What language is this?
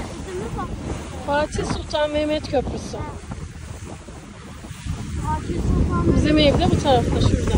Turkish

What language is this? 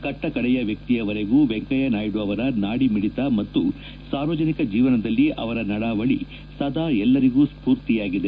Kannada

